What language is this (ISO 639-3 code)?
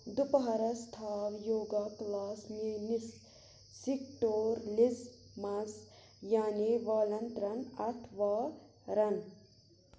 kas